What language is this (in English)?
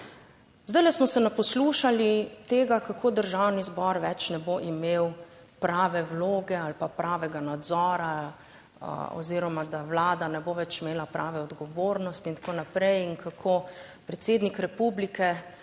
Slovenian